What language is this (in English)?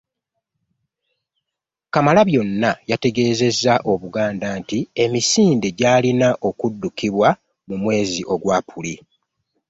Ganda